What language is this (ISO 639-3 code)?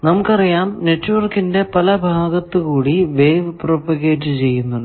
mal